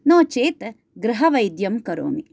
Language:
Sanskrit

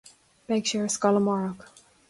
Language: Irish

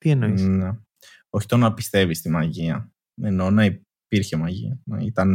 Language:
Greek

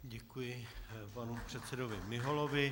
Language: Czech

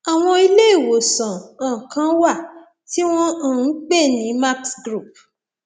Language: Yoruba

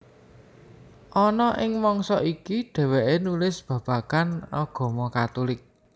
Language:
Javanese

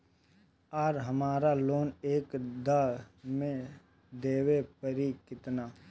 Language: Bhojpuri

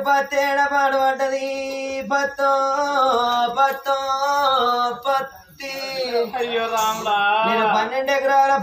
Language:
Arabic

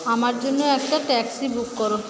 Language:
Bangla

